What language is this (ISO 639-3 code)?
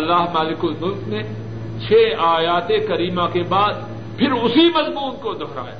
urd